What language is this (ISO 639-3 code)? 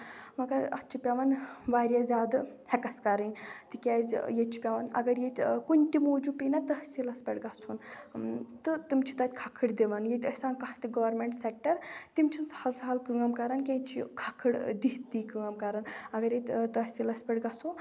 kas